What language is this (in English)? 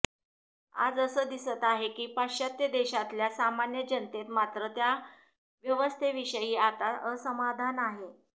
Marathi